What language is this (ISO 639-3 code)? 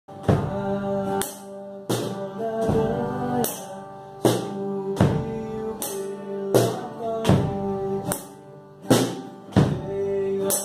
ara